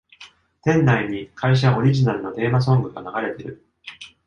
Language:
Japanese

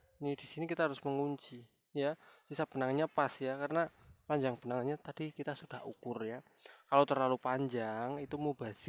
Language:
Indonesian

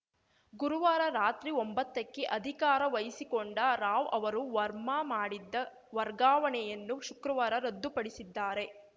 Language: Kannada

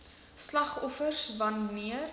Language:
Afrikaans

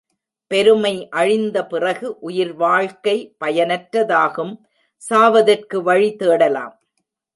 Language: Tamil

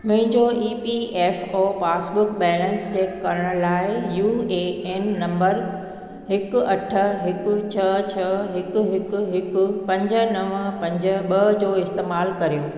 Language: Sindhi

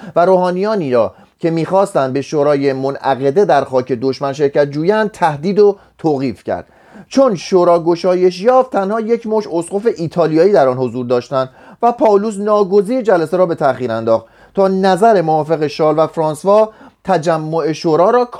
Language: Persian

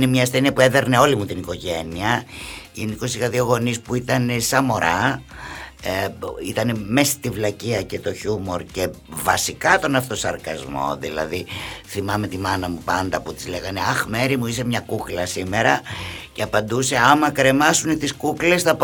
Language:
Greek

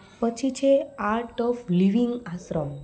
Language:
Gujarati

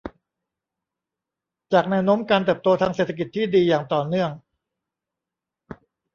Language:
Thai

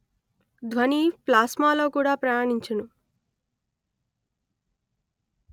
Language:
Telugu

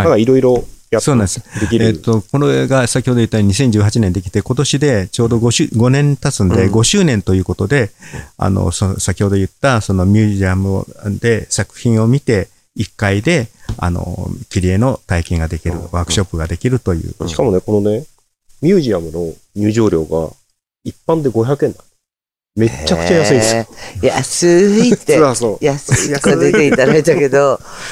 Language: Japanese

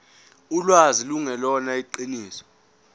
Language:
Zulu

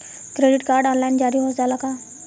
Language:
Bhojpuri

